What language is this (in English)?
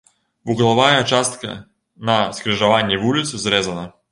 Belarusian